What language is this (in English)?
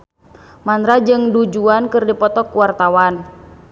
Sundanese